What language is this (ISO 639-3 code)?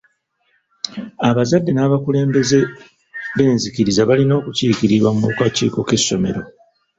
lug